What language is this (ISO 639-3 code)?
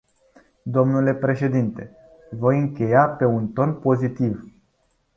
ron